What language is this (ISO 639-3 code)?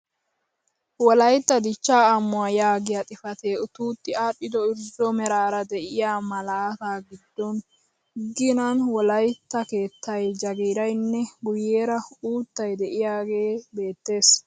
wal